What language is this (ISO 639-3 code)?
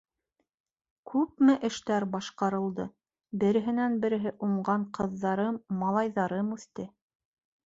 bak